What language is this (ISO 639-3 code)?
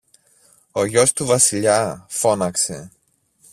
ell